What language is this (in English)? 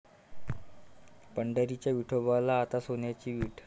Marathi